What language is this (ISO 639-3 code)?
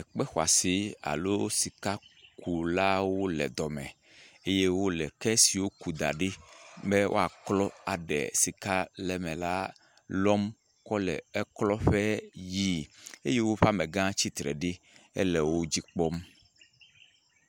ewe